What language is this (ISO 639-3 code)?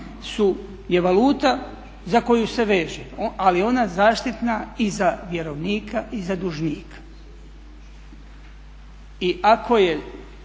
hrv